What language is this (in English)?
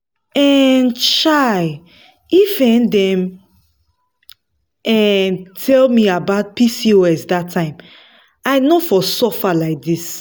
Nigerian Pidgin